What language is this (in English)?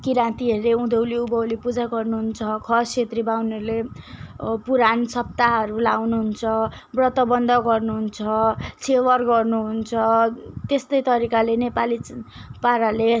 Nepali